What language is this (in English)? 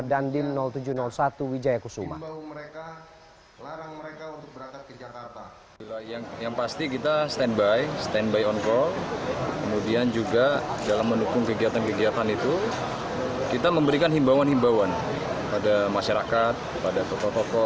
Indonesian